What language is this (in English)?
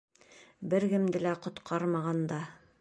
Bashkir